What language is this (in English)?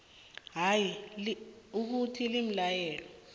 South Ndebele